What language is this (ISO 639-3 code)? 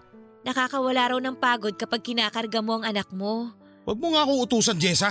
fil